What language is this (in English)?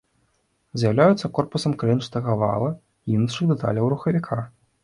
Belarusian